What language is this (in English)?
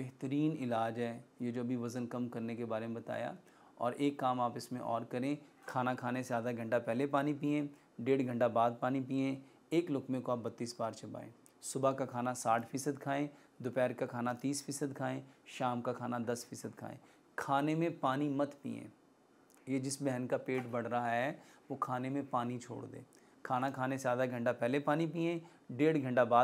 Hindi